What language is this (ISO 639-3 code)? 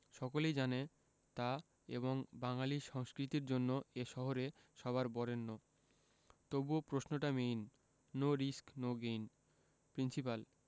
ben